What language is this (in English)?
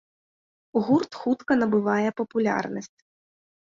Belarusian